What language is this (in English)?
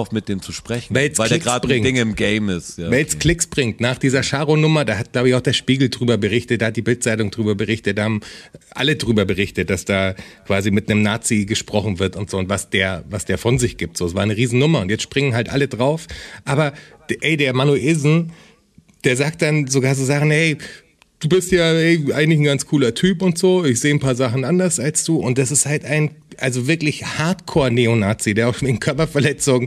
German